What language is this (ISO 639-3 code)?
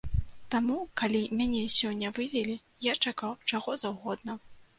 bel